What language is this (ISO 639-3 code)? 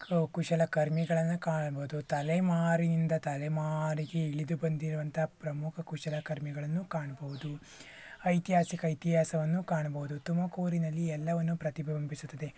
kan